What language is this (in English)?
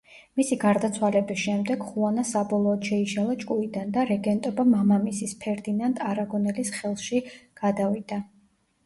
Georgian